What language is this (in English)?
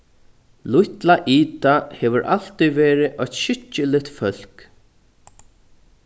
Faroese